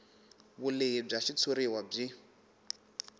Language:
Tsonga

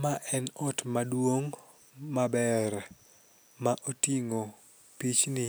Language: Luo (Kenya and Tanzania)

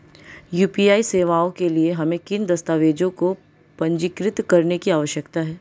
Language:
Hindi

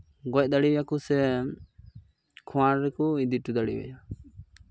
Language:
Santali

